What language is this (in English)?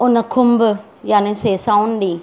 Sindhi